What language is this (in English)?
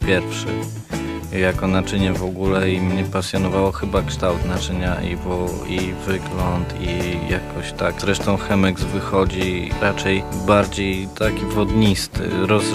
Polish